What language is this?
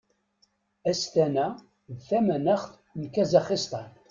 Kabyle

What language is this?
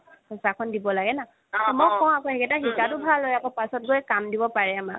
Assamese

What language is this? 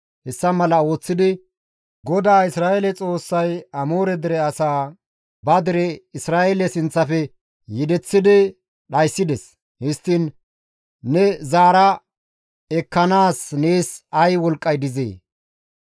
Gamo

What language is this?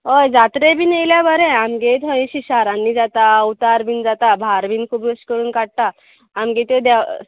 Konkani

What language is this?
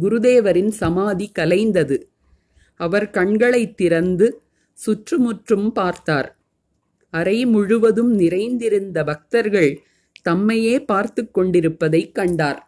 Tamil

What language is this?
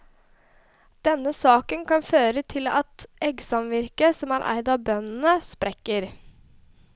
Norwegian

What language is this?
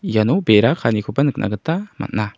Garo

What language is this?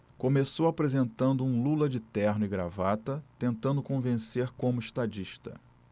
Portuguese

